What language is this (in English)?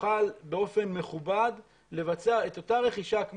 Hebrew